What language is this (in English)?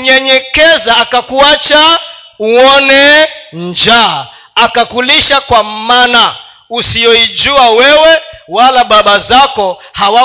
Swahili